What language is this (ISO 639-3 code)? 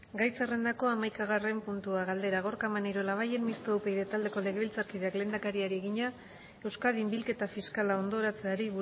eus